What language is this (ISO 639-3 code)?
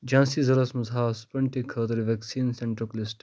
kas